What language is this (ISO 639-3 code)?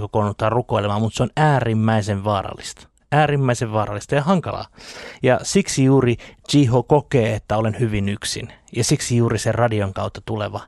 fin